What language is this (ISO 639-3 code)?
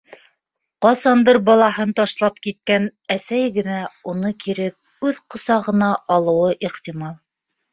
bak